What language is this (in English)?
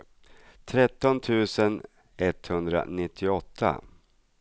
Swedish